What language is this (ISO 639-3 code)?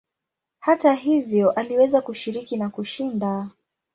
swa